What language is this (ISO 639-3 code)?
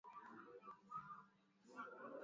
swa